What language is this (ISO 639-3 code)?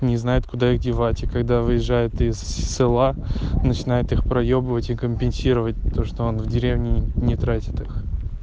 rus